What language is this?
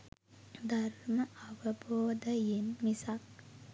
Sinhala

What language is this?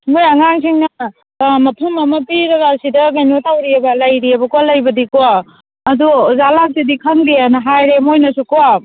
Manipuri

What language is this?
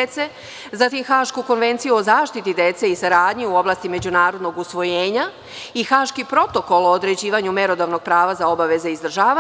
Serbian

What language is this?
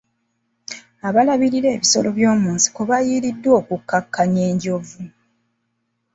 Ganda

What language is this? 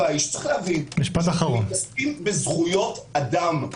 Hebrew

